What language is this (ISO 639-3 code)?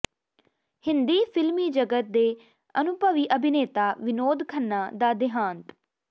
pan